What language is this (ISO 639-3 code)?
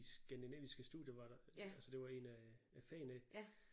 dan